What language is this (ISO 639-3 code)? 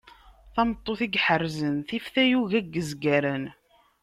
kab